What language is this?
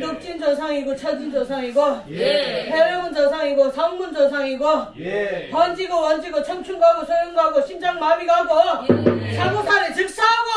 Korean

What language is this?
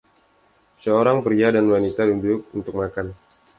Indonesian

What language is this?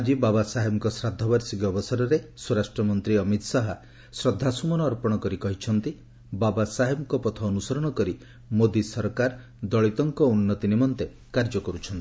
Odia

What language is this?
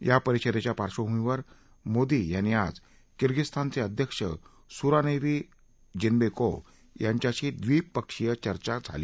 Marathi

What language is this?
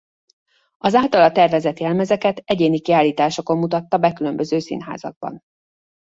Hungarian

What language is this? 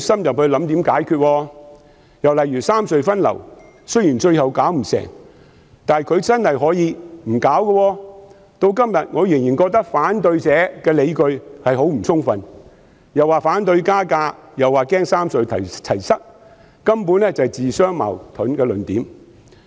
Cantonese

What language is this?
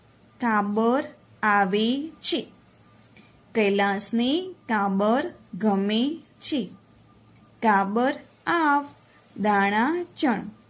Gujarati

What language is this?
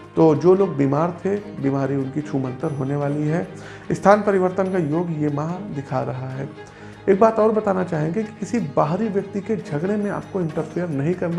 Hindi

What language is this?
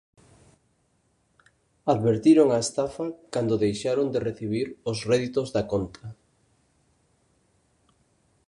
Galician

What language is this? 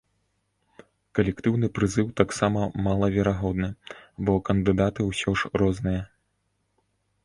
Belarusian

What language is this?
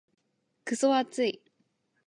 Japanese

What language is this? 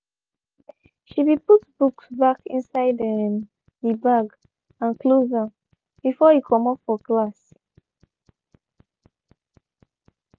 Nigerian Pidgin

